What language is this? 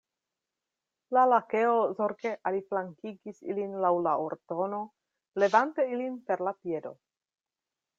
Esperanto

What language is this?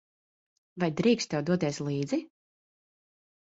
Latvian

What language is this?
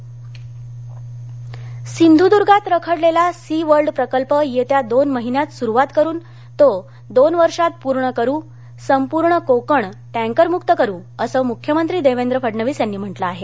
Marathi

